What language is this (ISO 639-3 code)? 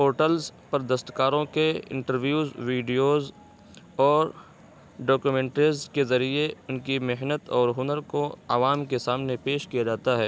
urd